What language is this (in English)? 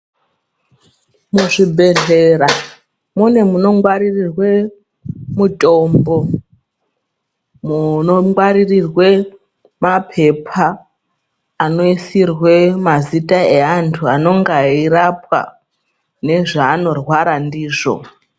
Ndau